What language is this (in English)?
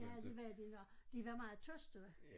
Danish